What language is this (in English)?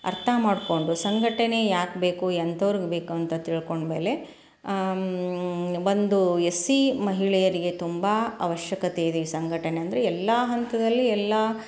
Kannada